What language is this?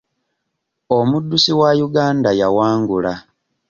Ganda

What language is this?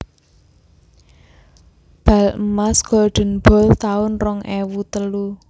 Javanese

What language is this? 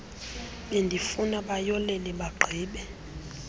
Xhosa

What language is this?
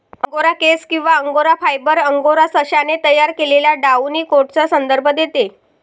Marathi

